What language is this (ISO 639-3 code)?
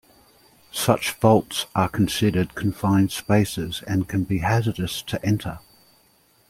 eng